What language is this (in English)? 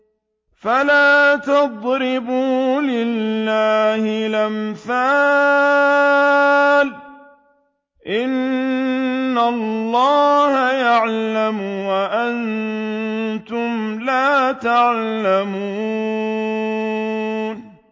Arabic